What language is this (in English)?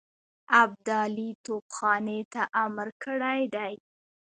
Pashto